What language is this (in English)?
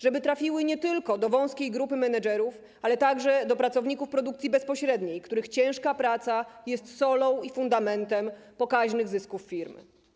Polish